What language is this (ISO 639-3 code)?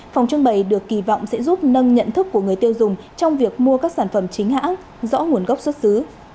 vie